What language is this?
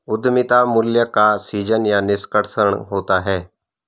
Hindi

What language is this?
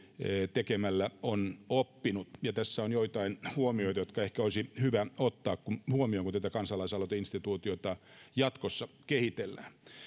Finnish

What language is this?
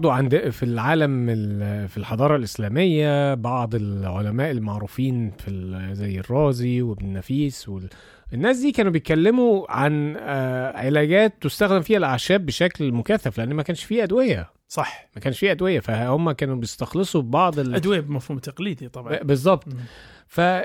Arabic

